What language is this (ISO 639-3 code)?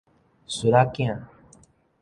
nan